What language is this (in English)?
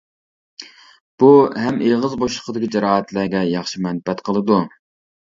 Uyghur